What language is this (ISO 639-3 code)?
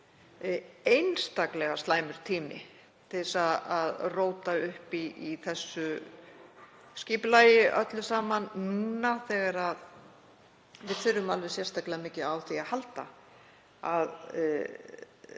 isl